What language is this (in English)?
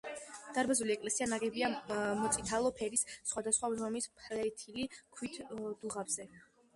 Georgian